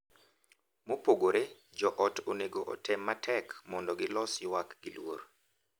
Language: Luo (Kenya and Tanzania)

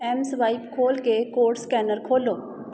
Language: Punjabi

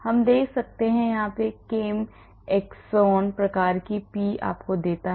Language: Hindi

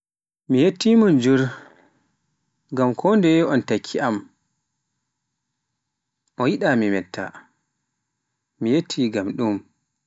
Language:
Pular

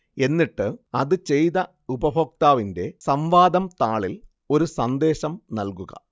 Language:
Malayalam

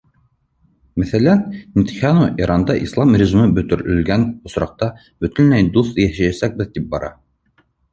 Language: Bashkir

